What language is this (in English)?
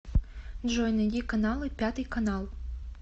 Russian